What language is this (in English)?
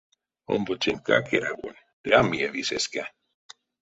Erzya